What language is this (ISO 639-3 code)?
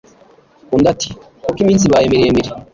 kin